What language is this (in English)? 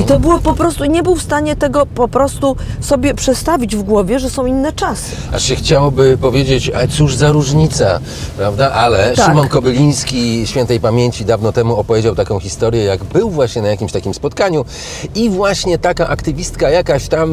Polish